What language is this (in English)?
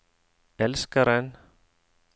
Norwegian